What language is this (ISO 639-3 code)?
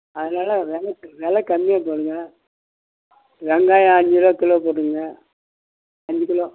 tam